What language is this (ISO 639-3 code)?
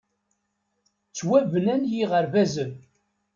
kab